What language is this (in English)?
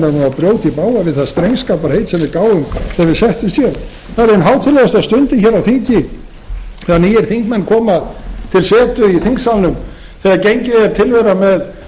Icelandic